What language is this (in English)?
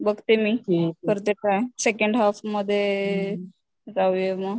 Marathi